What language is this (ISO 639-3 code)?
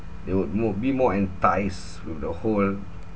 eng